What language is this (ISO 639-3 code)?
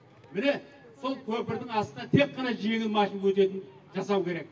kaz